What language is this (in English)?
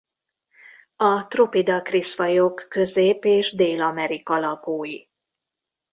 Hungarian